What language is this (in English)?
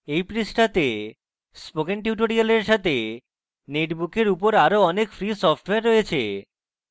Bangla